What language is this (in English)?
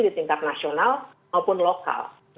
Indonesian